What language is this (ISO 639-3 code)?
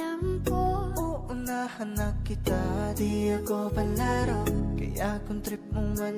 ind